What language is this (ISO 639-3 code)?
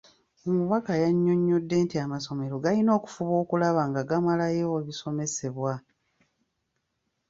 lug